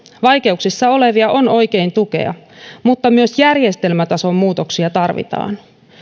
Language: Finnish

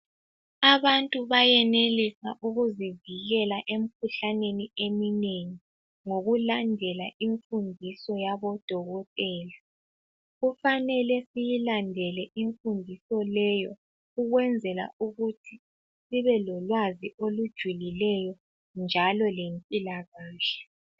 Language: North Ndebele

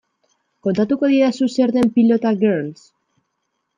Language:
Basque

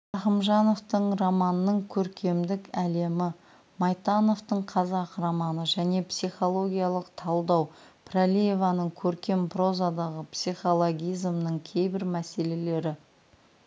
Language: Kazakh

